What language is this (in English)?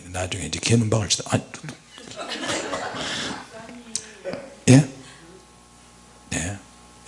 Korean